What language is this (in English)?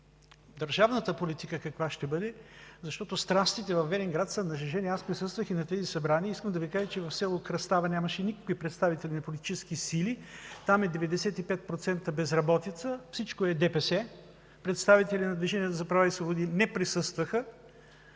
Bulgarian